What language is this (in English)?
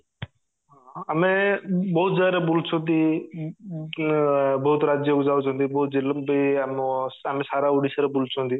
Odia